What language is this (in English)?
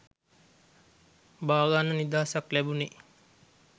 Sinhala